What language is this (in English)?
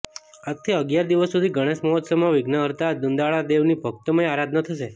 Gujarati